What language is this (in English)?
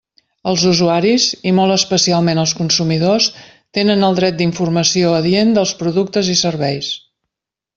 Catalan